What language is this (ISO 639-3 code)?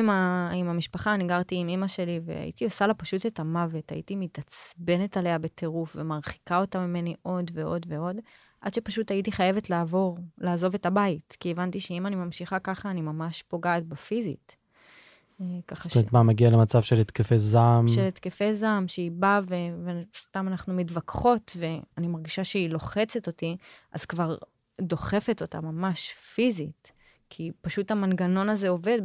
heb